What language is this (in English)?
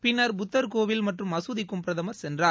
Tamil